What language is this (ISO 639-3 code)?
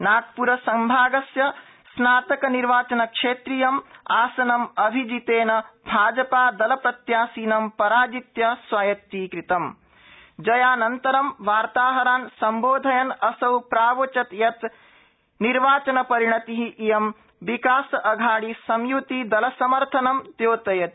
san